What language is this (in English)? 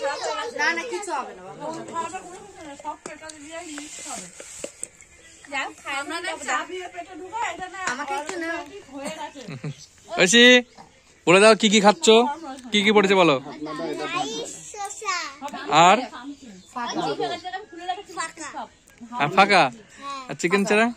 Bangla